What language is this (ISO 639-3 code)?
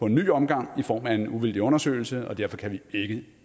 dan